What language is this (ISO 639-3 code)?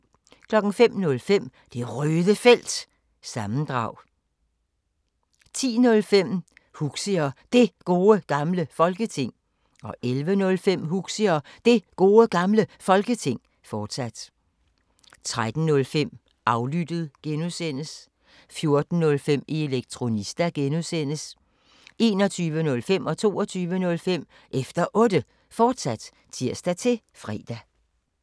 dan